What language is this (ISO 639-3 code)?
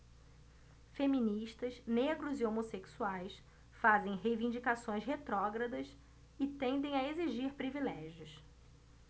por